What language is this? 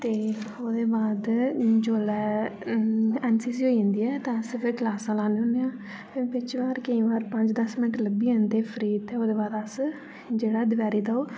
Dogri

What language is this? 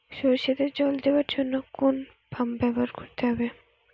Bangla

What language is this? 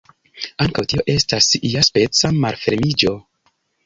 Esperanto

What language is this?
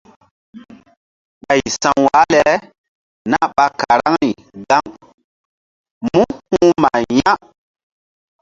Mbum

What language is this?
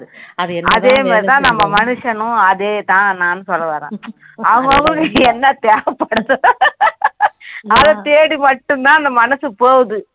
Tamil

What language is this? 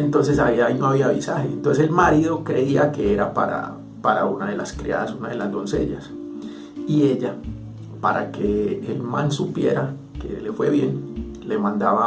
Spanish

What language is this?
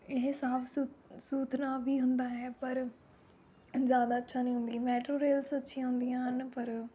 Punjabi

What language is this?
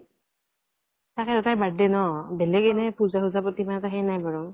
Assamese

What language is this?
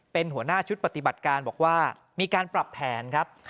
Thai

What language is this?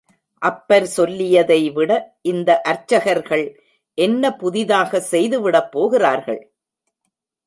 Tamil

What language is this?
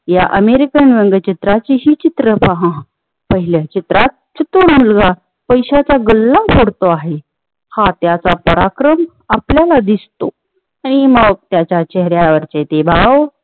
Marathi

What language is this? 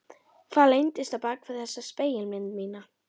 Icelandic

